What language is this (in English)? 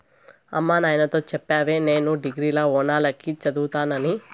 Telugu